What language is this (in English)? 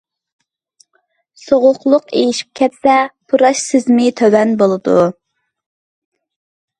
Uyghur